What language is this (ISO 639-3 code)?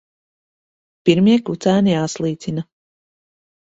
lav